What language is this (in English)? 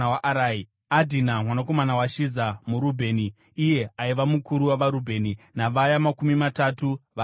Shona